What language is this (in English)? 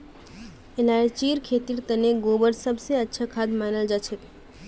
Magahi